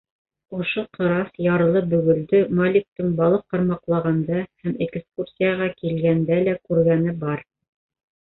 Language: Bashkir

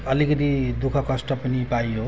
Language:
Nepali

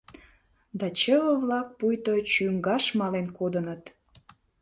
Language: Mari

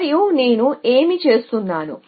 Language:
Telugu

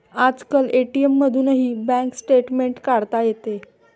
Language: Marathi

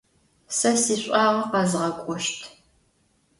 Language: Adyghe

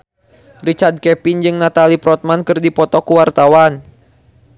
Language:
Sundanese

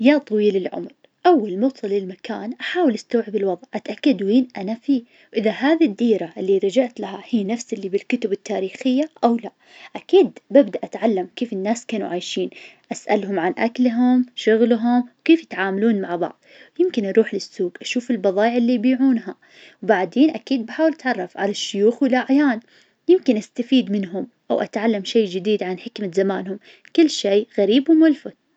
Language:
Najdi Arabic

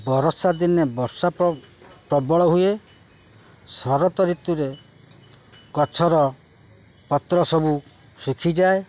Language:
Odia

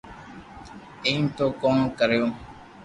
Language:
Loarki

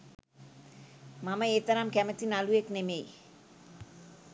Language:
Sinhala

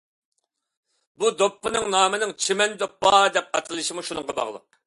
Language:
Uyghur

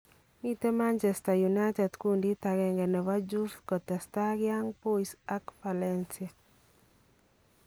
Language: Kalenjin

